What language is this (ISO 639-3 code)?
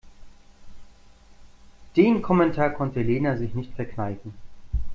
deu